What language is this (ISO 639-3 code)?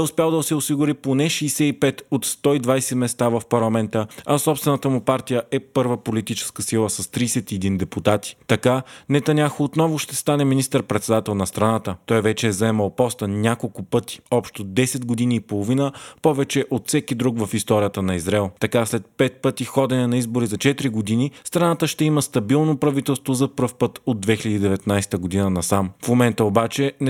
bul